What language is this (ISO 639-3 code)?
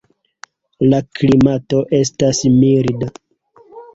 epo